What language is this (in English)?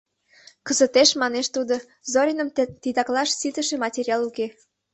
Mari